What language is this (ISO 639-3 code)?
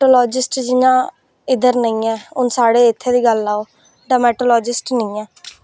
doi